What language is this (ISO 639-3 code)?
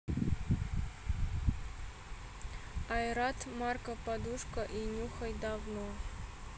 rus